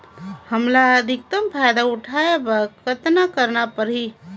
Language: Chhattisgarhi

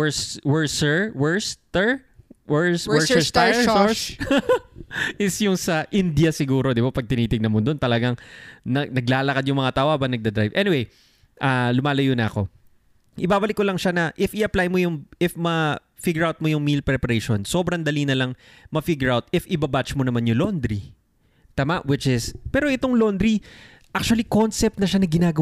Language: Filipino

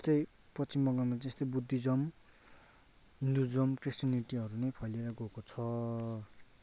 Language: Nepali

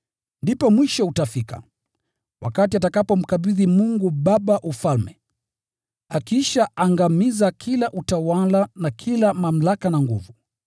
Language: Swahili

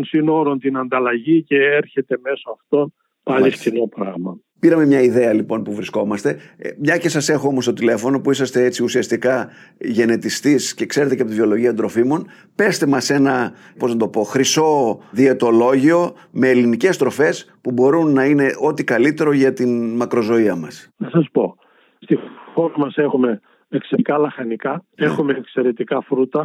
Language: Greek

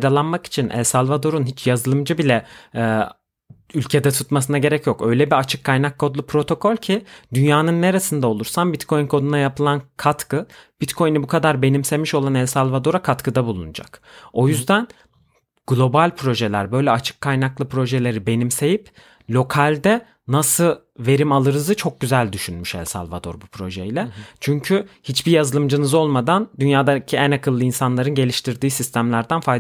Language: Turkish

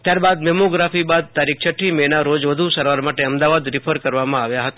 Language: Gujarati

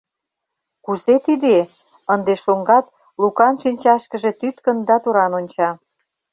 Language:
Mari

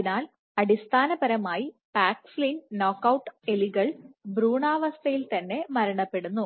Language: Malayalam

